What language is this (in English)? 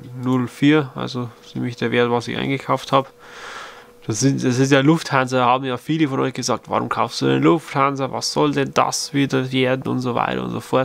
German